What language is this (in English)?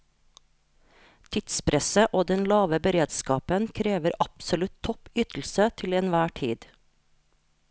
Norwegian